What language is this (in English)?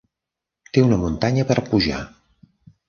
Catalan